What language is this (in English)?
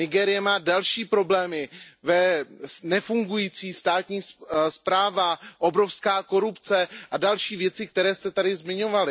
Czech